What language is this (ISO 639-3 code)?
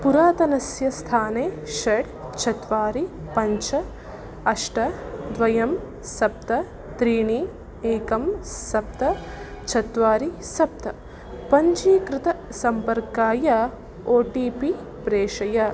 san